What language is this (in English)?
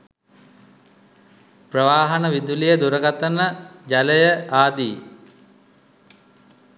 Sinhala